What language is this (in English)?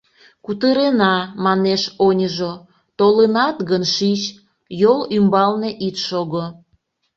Mari